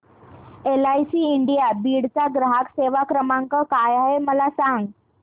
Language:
Marathi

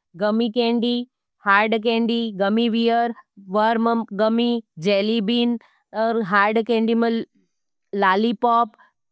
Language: Nimadi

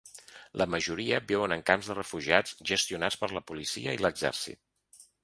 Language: Catalan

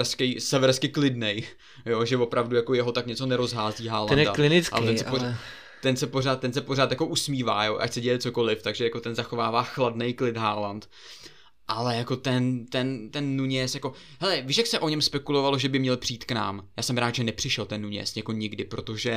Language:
Czech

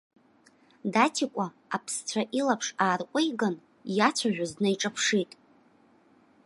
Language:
Abkhazian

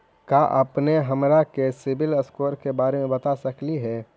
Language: Magahi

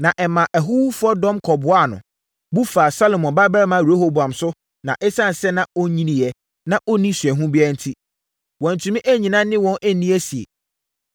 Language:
Akan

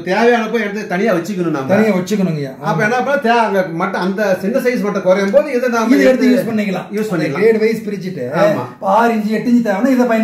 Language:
Korean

